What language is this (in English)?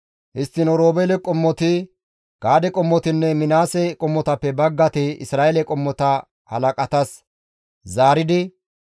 Gamo